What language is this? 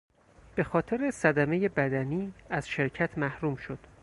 Persian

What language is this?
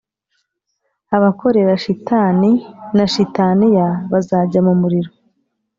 Kinyarwanda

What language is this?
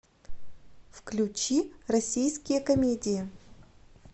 Russian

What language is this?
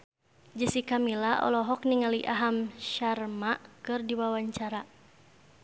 Sundanese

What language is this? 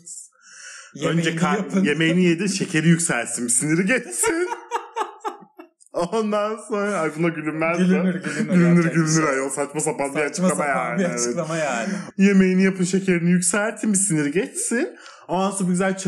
Turkish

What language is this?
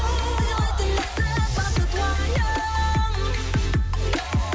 Kazakh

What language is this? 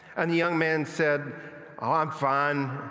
English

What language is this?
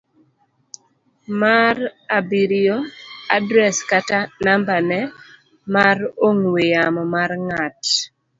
Luo (Kenya and Tanzania)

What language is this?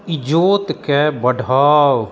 Maithili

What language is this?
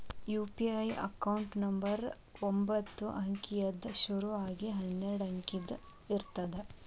Kannada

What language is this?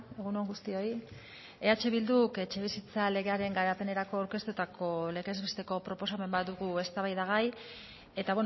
Basque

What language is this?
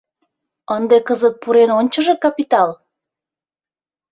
Mari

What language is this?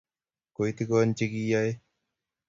Kalenjin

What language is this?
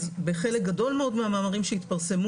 Hebrew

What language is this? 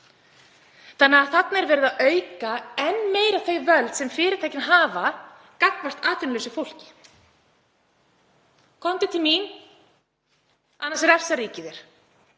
Icelandic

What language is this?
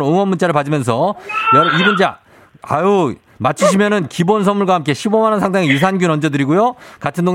Korean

